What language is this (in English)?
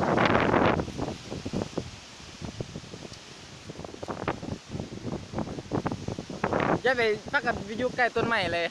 Thai